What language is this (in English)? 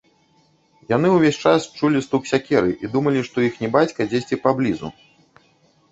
Belarusian